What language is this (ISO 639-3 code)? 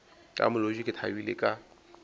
nso